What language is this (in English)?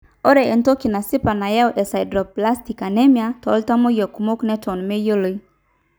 Masai